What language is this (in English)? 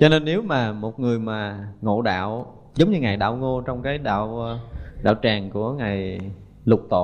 Vietnamese